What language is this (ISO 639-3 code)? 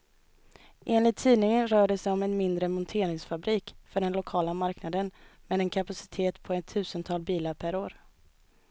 swe